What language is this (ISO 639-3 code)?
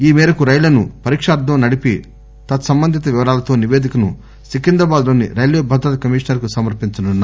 tel